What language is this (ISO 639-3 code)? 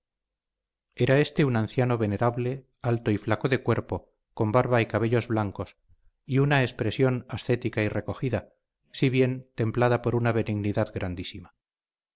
spa